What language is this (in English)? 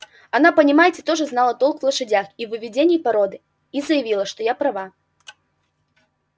Russian